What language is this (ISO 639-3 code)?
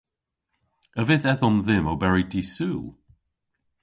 cor